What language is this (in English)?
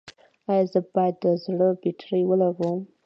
Pashto